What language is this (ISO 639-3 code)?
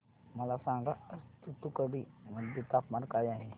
mar